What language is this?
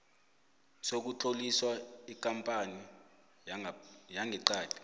South Ndebele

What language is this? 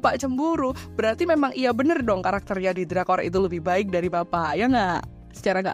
Indonesian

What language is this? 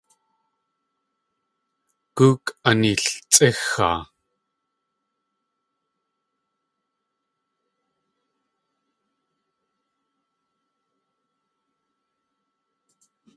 Tlingit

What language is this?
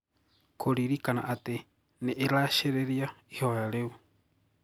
Kikuyu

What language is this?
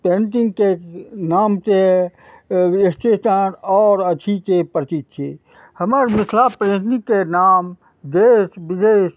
Maithili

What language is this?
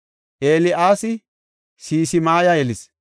Gofa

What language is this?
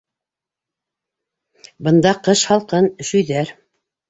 Bashkir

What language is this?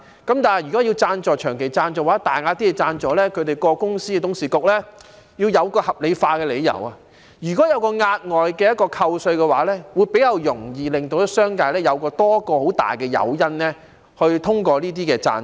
Cantonese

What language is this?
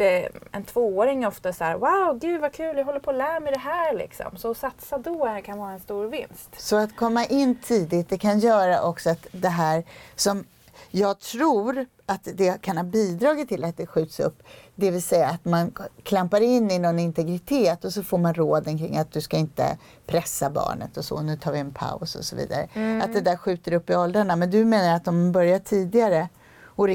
Swedish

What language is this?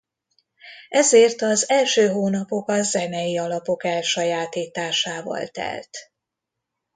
Hungarian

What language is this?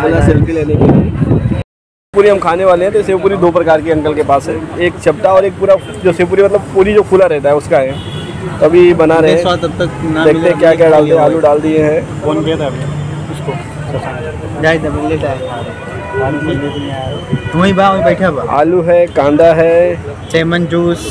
Hindi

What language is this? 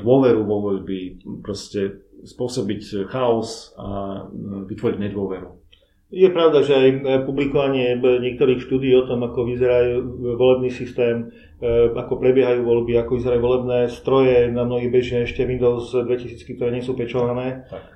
Slovak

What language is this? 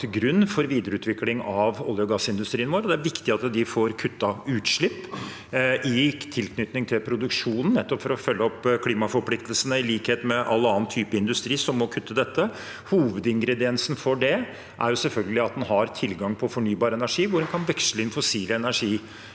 Norwegian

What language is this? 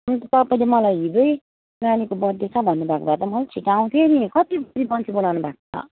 Nepali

